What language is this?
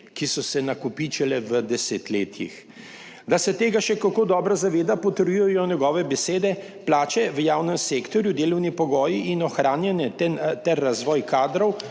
Slovenian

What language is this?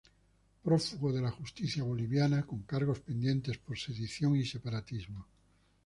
Spanish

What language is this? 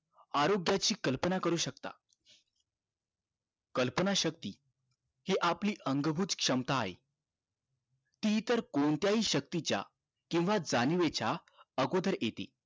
Marathi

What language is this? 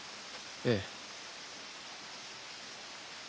Japanese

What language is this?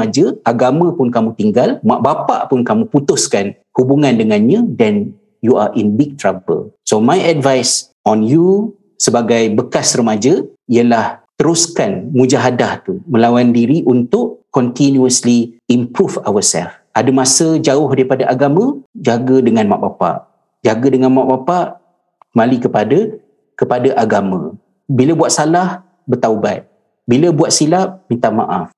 Malay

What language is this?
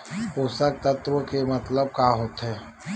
Chhattisgarhi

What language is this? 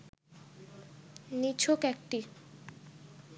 Bangla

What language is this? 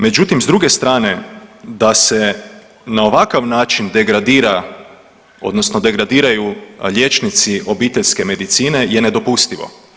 Croatian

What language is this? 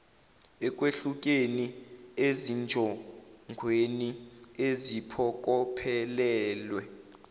Zulu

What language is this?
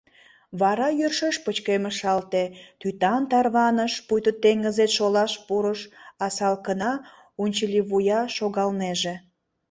Mari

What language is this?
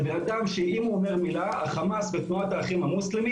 Hebrew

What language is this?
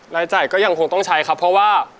Thai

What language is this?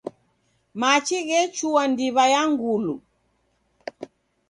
Taita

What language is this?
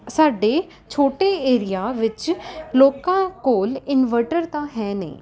Punjabi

